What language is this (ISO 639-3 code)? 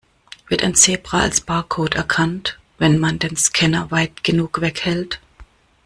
deu